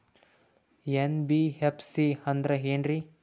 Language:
Kannada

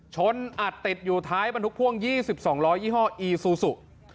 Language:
Thai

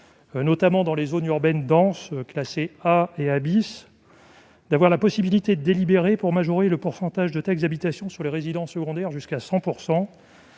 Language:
French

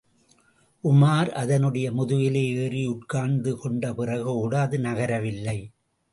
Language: Tamil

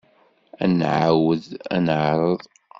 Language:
Kabyle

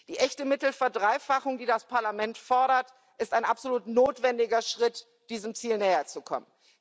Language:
German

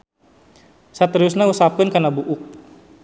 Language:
Sundanese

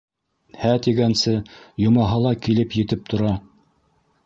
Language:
Bashkir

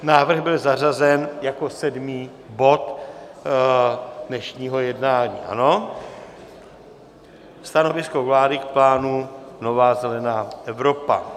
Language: Czech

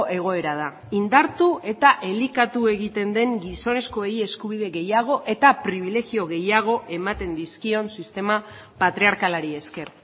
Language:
Basque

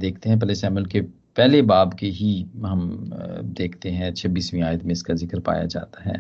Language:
Hindi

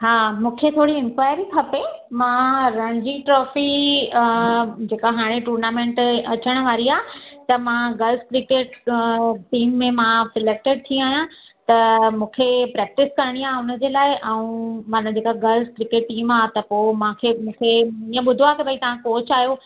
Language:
Sindhi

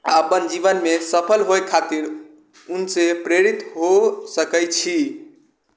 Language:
Maithili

